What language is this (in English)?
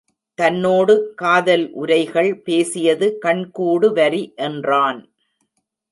Tamil